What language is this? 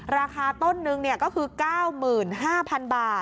Thai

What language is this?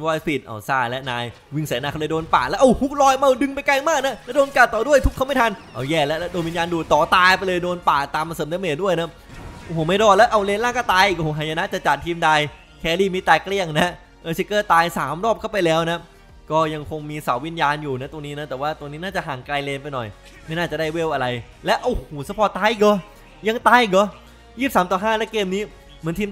Thai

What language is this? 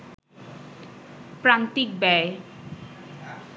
Bangla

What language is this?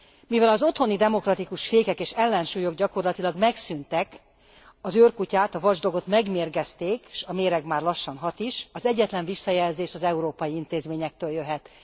Hungarian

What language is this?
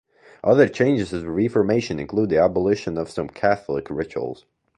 English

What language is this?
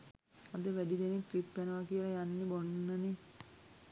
Sinhala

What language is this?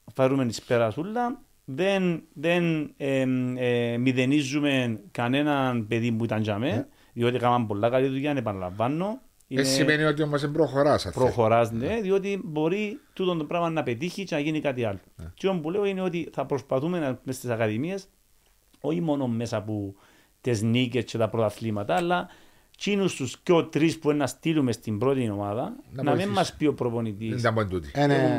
Greek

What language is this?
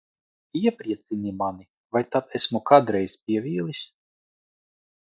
Latvian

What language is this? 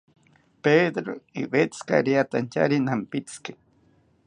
South Ucayali Ashéninka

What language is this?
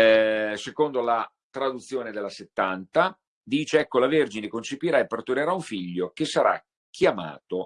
Italian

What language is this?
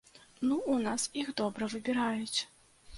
Belarusian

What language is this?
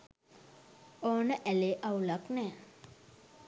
Sinhala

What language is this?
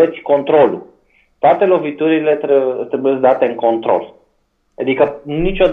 Romanian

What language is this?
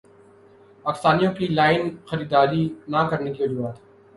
Urdu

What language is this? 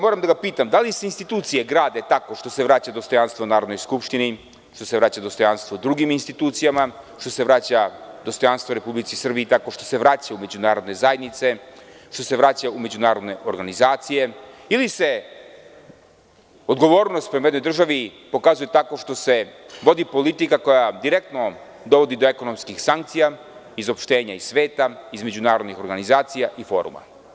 Serbian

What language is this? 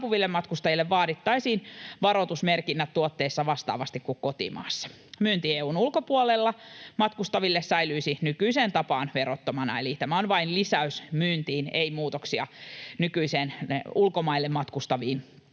Finnish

